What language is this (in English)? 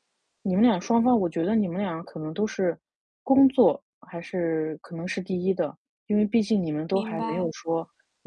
Chinese